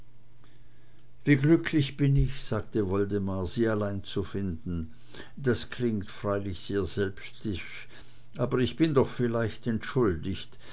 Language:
German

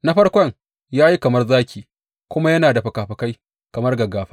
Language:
Hausa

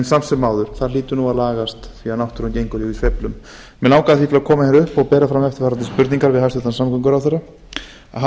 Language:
Icelandic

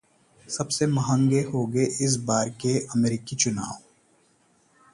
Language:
Hindi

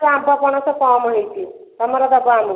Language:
Odia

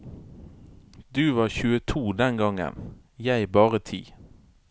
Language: Norwegian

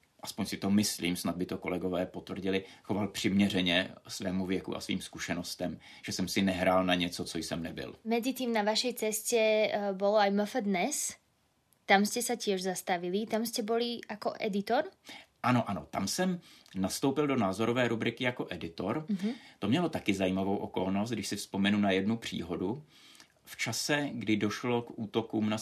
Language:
Czech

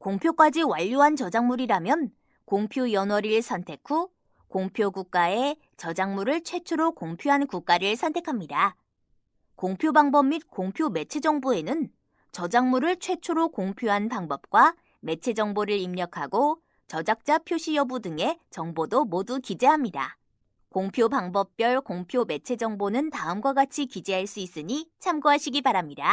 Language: Korean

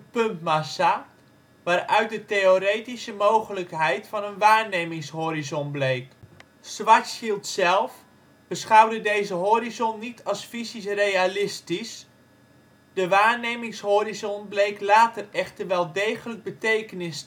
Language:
Dutch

